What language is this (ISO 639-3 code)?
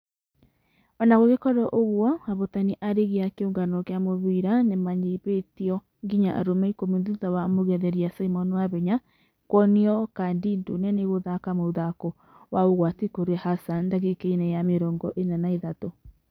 kik